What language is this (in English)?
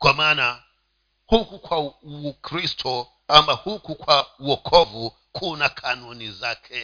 Swahili